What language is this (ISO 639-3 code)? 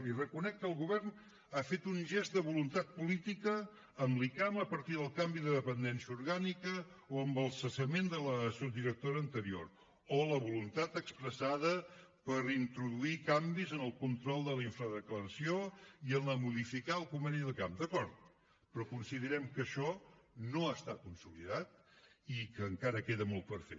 cat